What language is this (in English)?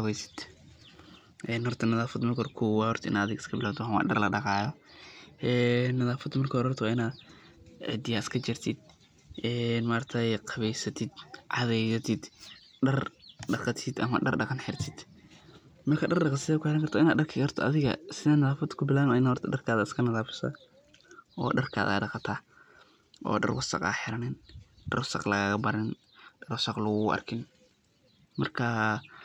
Somali